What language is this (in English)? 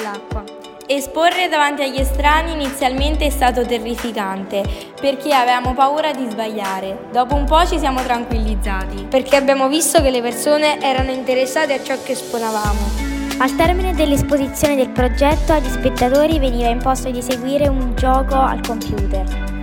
Italian